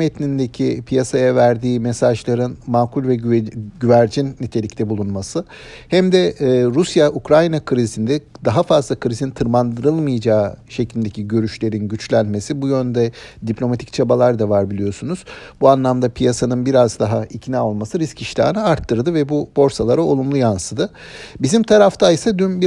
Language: Turkish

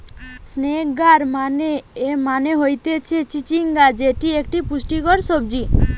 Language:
Bangla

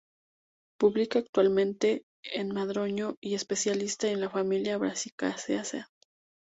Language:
Spanish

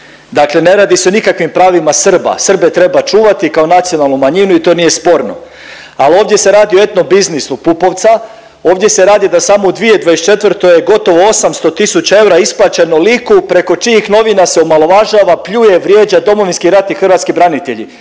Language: Croatian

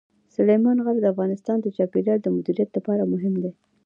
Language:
Pashto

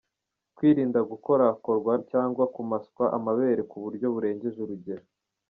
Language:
Kinyarwanda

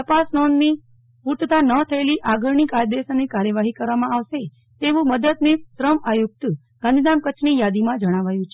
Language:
Gujarati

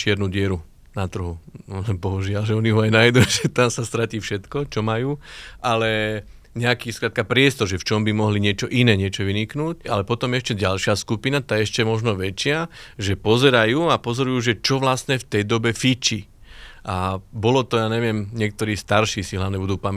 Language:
Slovak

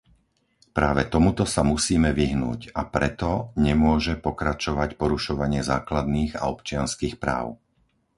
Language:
Slovak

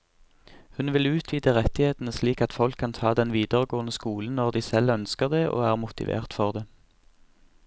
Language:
Norwegian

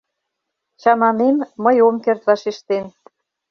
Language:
Mari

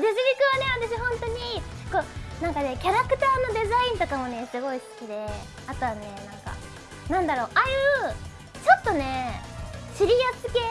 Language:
Japanese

